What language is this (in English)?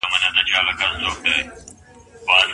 Pashto